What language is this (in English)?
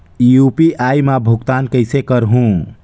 Chhattisgarhi